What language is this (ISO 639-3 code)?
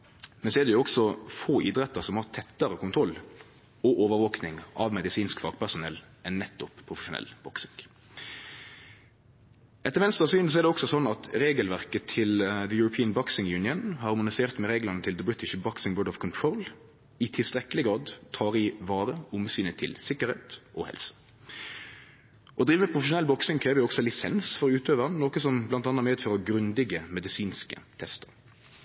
nno